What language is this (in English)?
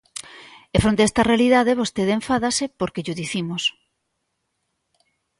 Galician